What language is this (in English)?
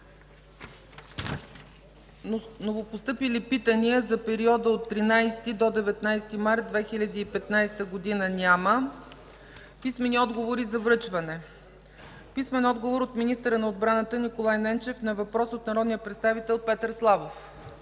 Bulgarian